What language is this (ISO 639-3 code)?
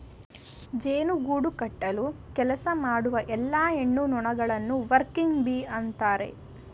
kan